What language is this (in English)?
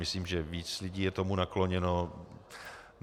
Czech